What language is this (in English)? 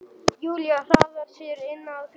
Icelandic